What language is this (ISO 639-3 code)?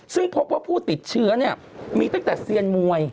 tha